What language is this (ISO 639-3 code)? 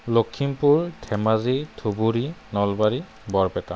asm